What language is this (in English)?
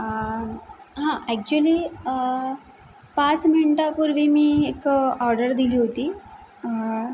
Marathi